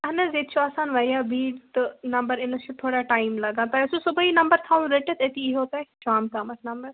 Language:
Kashmiri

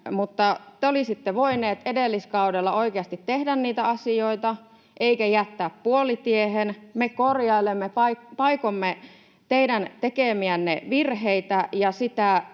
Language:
Finnish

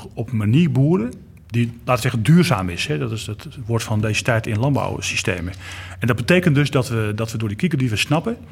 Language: Dutch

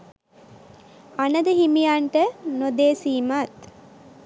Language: Sinhala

